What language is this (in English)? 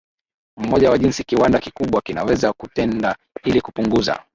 Swahili